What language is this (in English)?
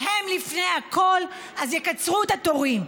Hebrew